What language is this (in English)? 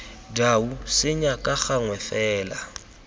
Tswana